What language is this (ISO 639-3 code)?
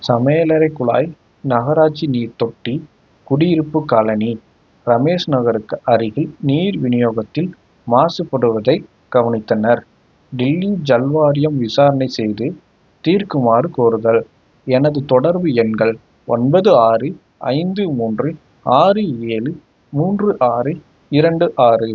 tam